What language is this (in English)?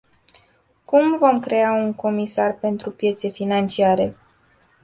Romanian